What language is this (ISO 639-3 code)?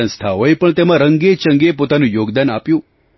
guj